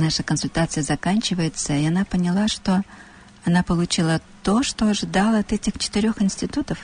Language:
Russian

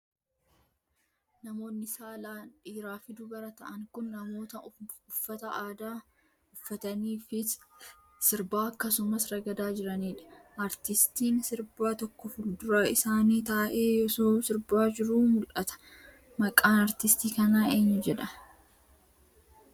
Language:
Oromo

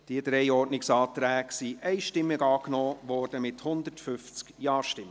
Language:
Swiss German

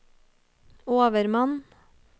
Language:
Norwegian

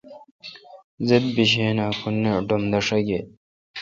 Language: Kalkoti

